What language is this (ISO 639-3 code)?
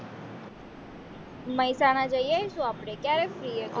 guj